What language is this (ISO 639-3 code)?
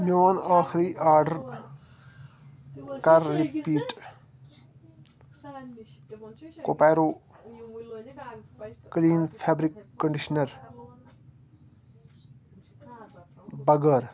kas